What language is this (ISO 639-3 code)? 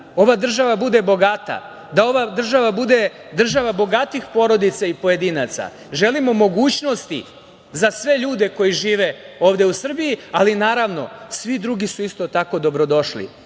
srp